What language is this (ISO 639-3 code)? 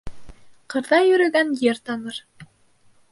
bak